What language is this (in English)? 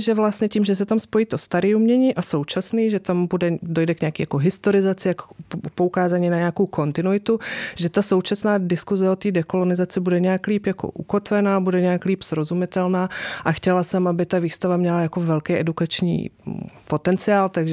Czech